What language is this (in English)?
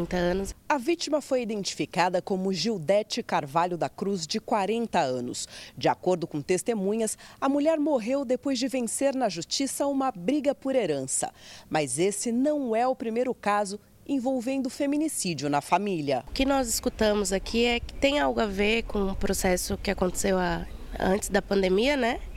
Portuguese